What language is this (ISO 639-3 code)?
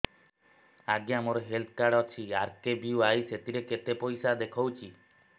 ori